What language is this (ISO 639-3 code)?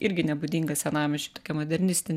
lit